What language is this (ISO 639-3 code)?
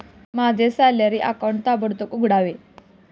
mar